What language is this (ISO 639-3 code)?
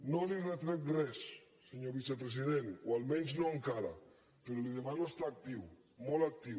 cat